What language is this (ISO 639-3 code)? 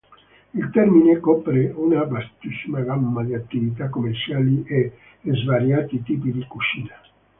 ita